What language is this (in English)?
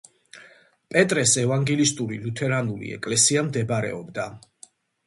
Georgian